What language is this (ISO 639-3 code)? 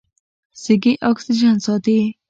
pus